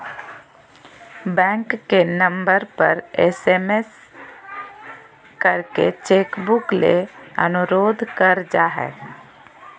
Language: Magahi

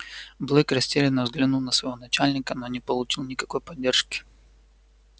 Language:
Russian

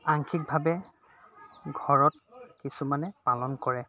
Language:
Assamese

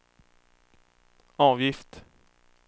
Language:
Swedish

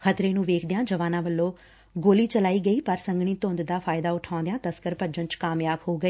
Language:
Punjabi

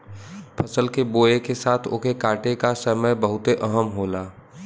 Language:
Bhojpuri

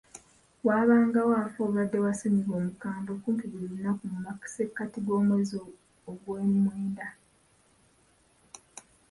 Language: Ganda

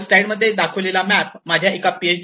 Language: Marathi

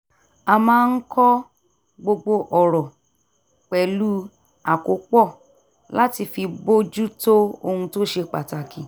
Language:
Yoruba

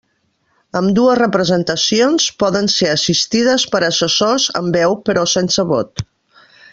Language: Catalan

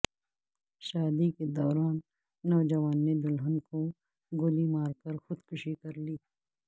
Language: Urdu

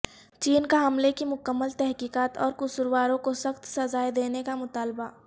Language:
Urdu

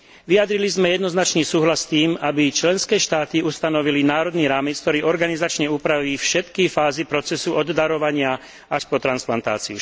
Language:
Slovak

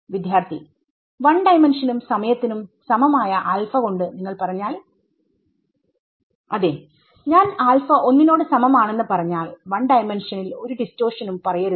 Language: Malayalam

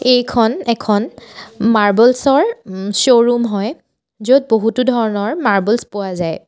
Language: Assamese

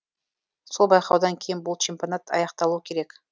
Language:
Kazakh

